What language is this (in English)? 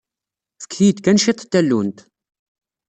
Kabyle